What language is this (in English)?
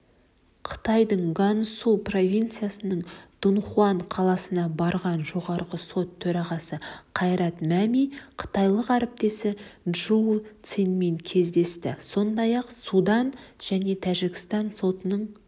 Kazakh